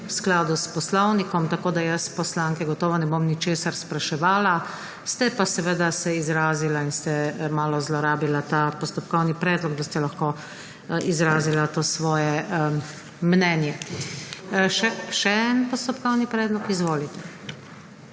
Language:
Slovenian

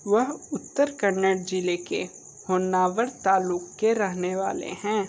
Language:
Hindi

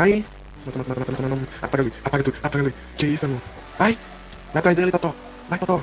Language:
Portuguese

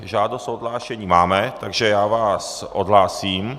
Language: Czech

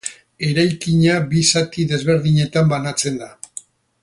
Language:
Basque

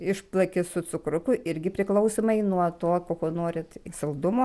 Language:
Lithuanian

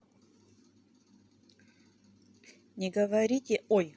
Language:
Russian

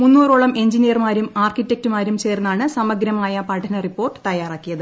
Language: Malayalam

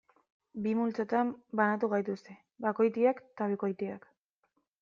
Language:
Basque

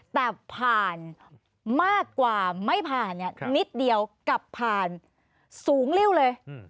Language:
Thai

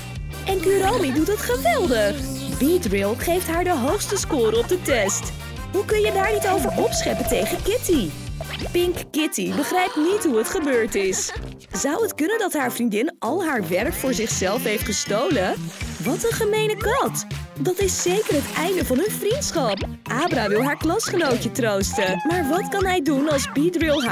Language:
Dutch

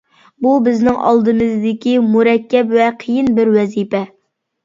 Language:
Uyghur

